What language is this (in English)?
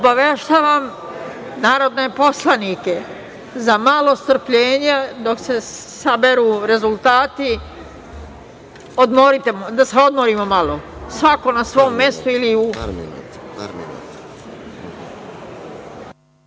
Serbian